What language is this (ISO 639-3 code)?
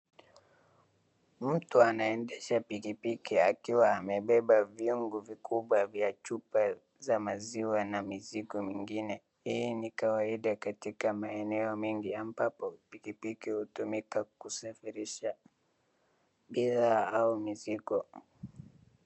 swa